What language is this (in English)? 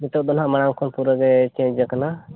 Santali